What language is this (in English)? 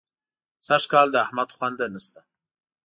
Pashto